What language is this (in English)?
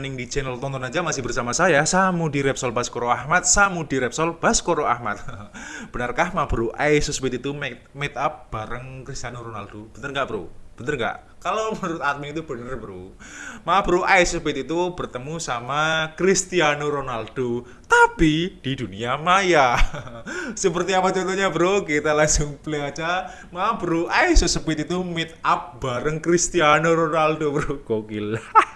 Indonesian